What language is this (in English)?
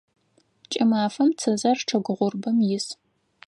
Adyghe